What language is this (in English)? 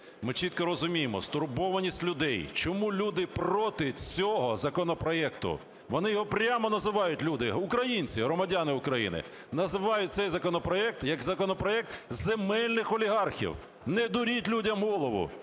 Ukrainian